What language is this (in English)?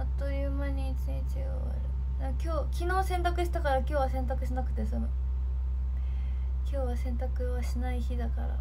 Japanese